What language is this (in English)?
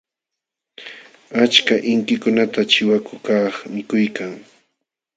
Jauja Wanca Quechua